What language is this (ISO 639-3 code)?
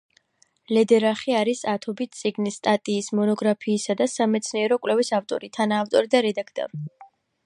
kat